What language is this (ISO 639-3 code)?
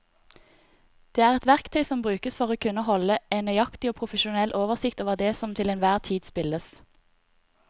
nor